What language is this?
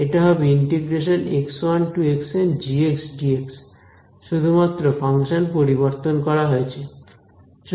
Bangla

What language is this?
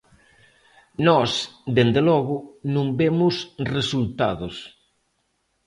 Galician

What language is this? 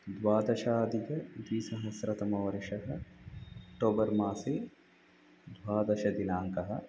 Sanskrit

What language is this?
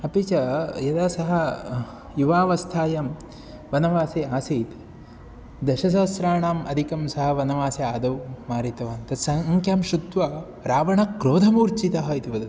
Sanskrit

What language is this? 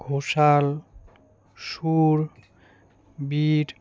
Bangla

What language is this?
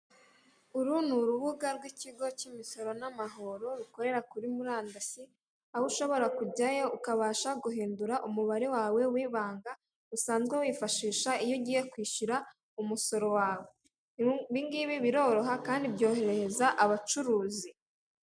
Kinyarwanda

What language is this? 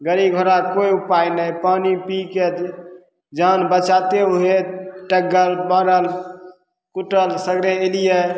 Maithili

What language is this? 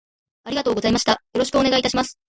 Japanese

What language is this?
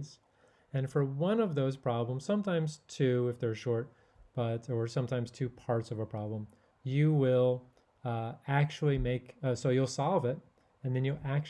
English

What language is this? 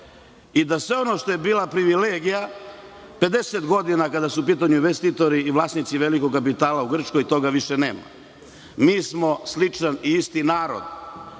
Serbian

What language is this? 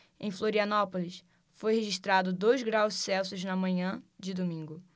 Portuguese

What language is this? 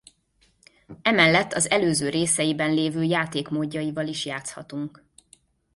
Hungarian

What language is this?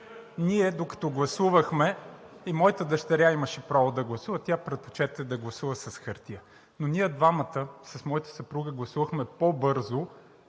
Bulgarian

